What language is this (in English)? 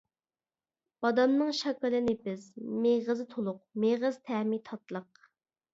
Uyghur